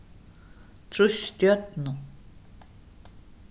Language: Faroese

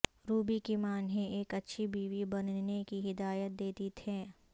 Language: Urdu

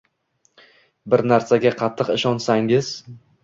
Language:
Uzbek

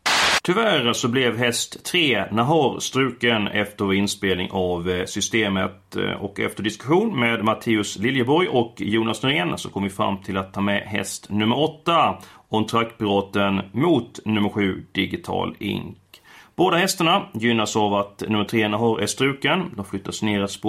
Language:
Swedish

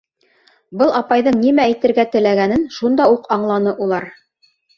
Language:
Bashkir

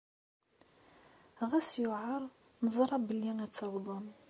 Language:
Kabyle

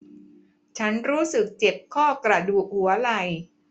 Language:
Thai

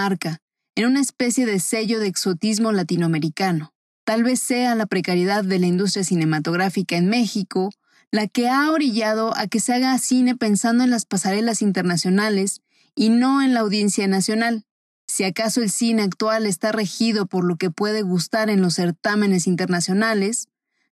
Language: Spanish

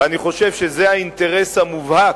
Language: Hebrew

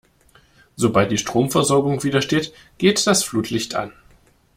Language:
German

